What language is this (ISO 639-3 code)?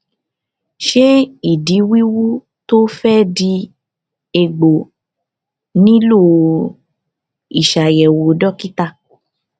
yor